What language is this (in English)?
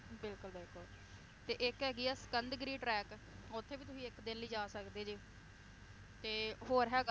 Punjabi